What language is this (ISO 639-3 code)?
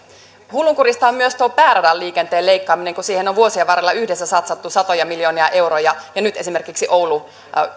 fin